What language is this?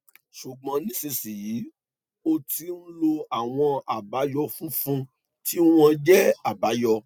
Yoruba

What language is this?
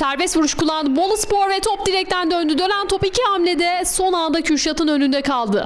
Turkish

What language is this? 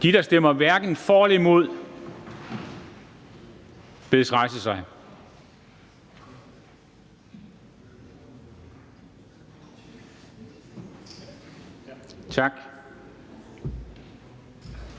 Danish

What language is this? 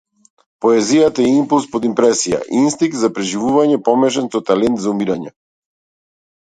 Macedonian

